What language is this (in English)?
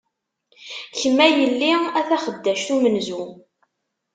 Kabyle